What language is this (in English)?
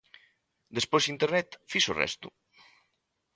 Galician